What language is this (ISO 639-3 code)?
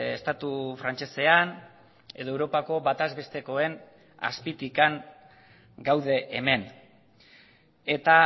eus